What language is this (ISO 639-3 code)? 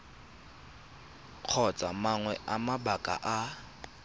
tsn